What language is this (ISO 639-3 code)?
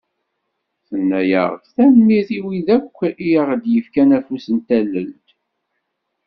kab